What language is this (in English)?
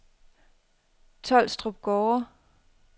Danish